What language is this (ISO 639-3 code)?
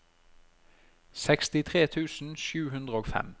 nor